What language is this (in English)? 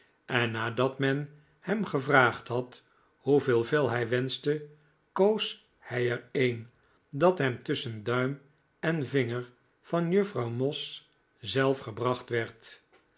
Dutch